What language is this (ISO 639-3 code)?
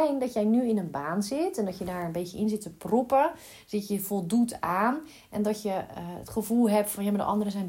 nld